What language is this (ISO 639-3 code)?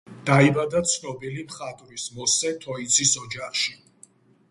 kat